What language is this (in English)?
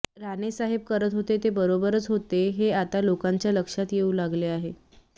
Marathi